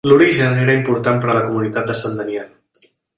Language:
Catalan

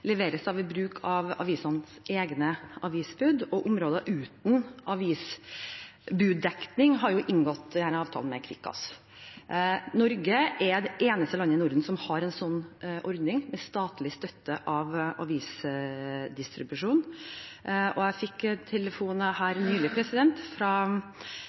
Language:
Norwegian Bokmål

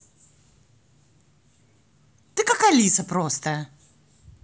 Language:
Russian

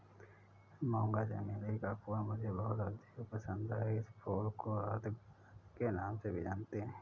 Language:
Hindi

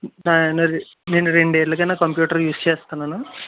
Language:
Telugu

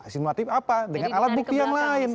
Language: Indonesian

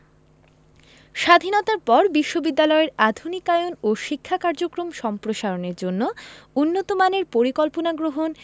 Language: Bangla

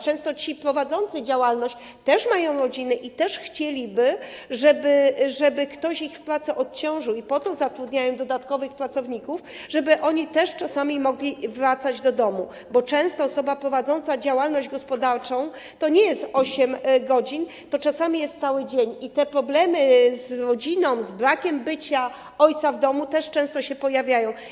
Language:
Polish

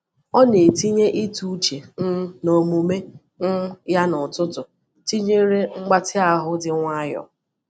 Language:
Igbo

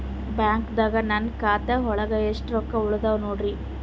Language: Kannada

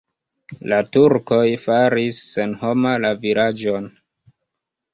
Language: Esperanto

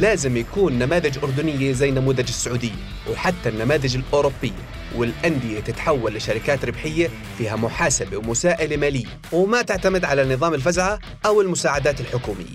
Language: Arabic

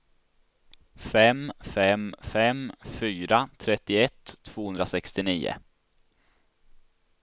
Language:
Swedish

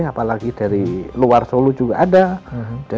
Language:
Indonesian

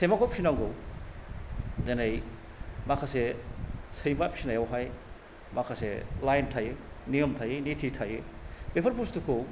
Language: Bodo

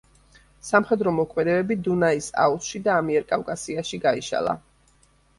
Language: Georgian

